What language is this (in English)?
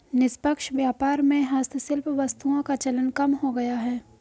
Hindi